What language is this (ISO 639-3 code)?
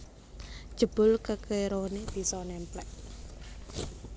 jav